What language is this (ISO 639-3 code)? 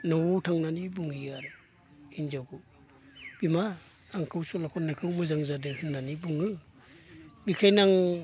brx